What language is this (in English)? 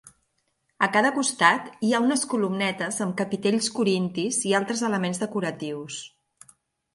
Catalan